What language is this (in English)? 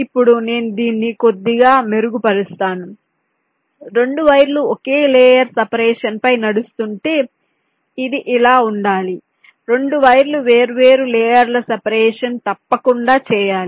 Telugu